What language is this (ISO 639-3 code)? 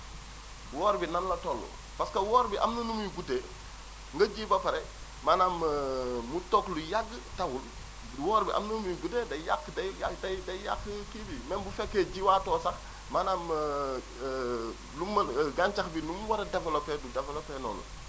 wol